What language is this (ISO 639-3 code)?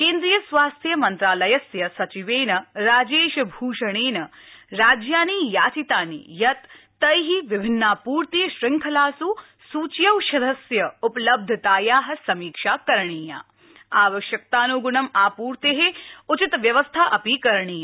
san